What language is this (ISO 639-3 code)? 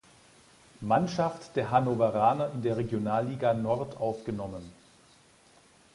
deu